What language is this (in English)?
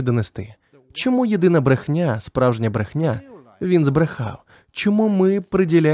Ukrainian